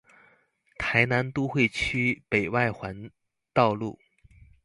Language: Chinese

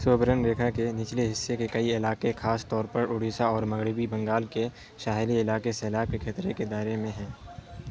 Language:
Urdu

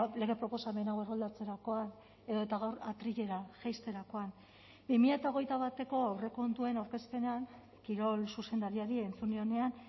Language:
Basque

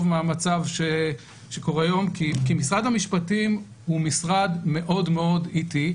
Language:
Hebrew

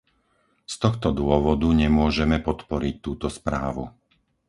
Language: Slovak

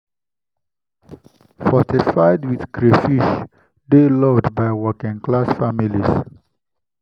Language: Nigerian Pidgin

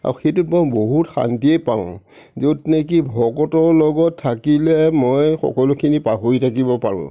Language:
Assamese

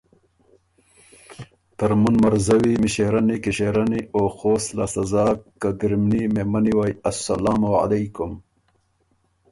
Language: Ormuri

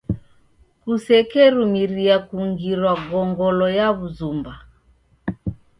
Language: Taita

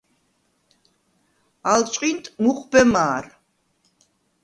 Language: Svan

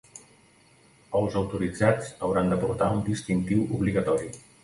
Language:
Catalan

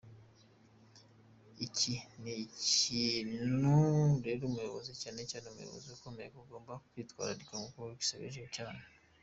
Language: Kinyarwanda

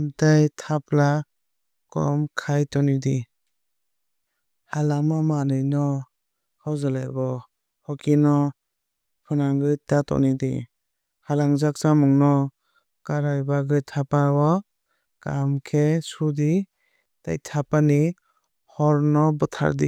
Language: Kok Borok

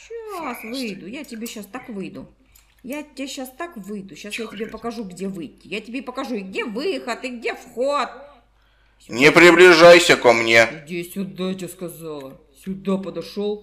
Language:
Russian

